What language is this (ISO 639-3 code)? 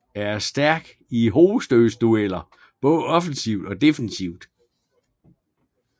dan